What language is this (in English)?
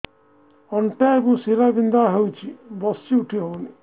Odia